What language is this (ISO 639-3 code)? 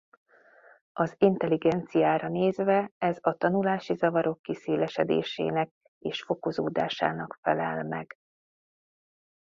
hun